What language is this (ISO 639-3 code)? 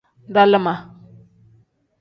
kdh